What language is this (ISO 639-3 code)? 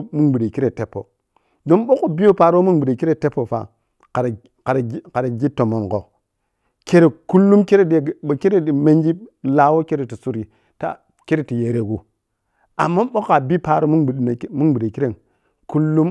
piy